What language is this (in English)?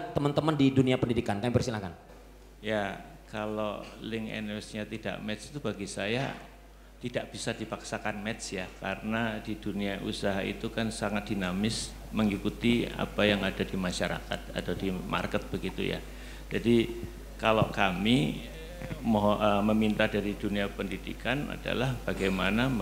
Indonesian